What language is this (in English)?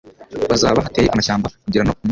Kinyarwanda